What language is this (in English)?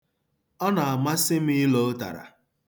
Igbo